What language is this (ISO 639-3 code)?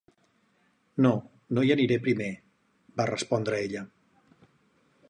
cat